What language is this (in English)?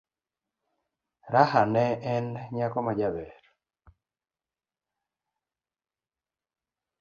Luo (Kenya and Tanzania)